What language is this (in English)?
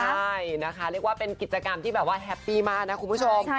Thai